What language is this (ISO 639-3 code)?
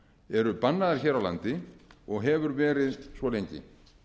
isl